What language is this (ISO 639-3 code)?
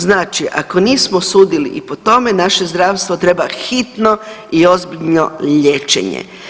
hrv